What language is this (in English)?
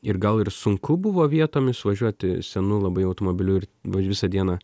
Lithuanian